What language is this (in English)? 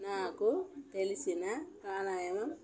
Telugu